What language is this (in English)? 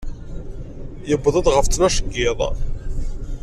Kabyle